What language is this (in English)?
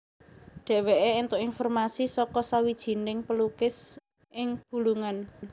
Javanese